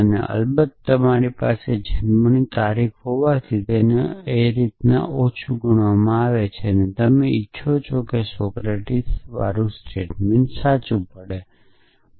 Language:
Gujarati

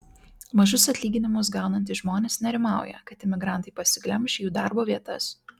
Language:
Lithuanian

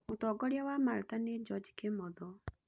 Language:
Kikuyu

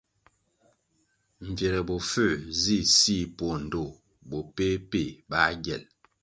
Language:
Kwasio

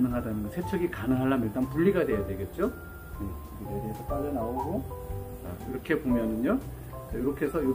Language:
Korean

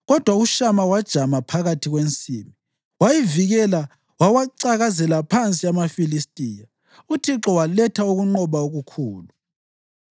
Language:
North Ndebele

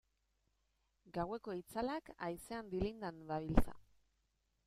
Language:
Basque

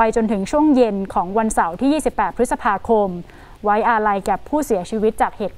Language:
Thai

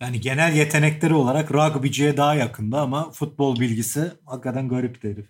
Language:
Turkish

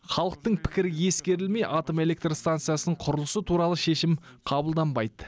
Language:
Kazakh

